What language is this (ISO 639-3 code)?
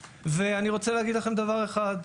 heb